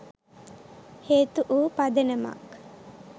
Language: Sinhala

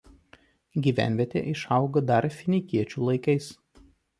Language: Lithuanian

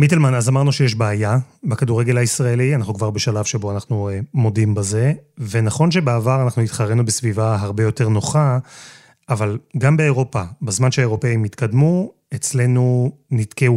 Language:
Hebrew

